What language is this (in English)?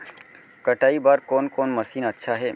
Chhattisgarhi